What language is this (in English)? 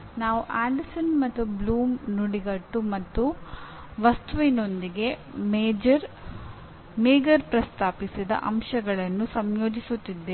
Kannada